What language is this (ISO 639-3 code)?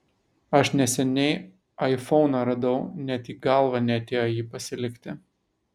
lit